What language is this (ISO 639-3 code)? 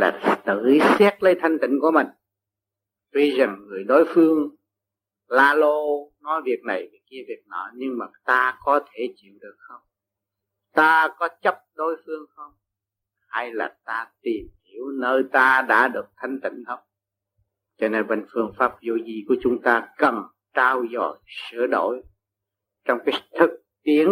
vie